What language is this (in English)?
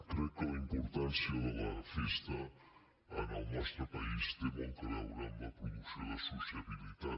Catalan